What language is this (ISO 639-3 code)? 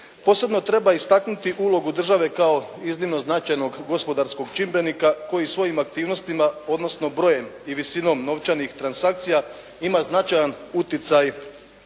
hrv